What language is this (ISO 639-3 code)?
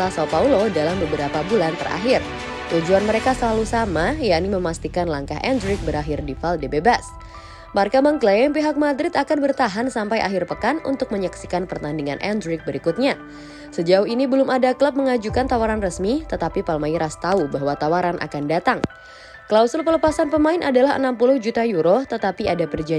ind